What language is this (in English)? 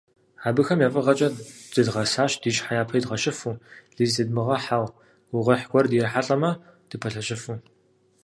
Kabardian